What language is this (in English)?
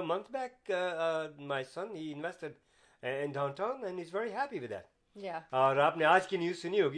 Urdu